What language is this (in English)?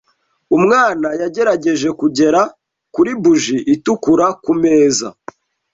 Kinyarwanda